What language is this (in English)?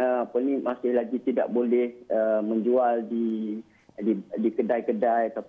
Malay